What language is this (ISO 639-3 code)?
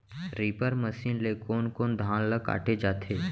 hne